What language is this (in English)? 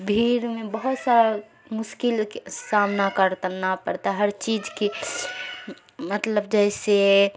Urdu